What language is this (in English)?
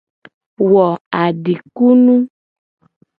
Gen